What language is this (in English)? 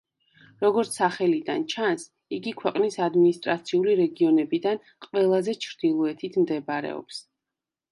Georgian